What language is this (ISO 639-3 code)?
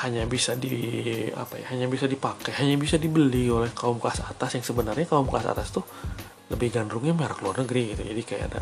ind